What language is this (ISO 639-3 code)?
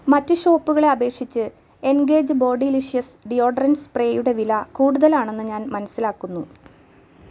mal